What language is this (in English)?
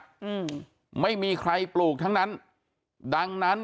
Thai